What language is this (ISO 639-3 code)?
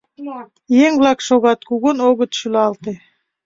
chm